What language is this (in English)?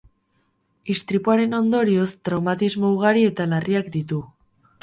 Basque